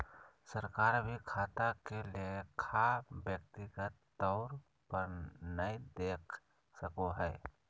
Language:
Magahi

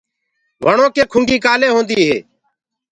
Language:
Gurgula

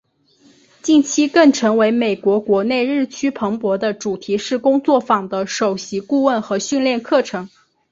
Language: Chinese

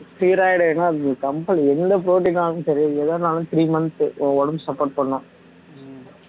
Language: Tamil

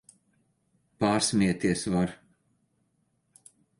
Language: Latvian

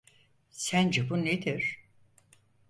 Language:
Turkish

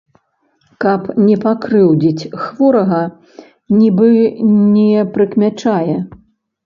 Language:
Belarusian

